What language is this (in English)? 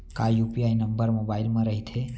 Chhattisgarhi